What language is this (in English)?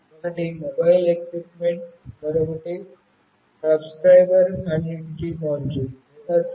Telugu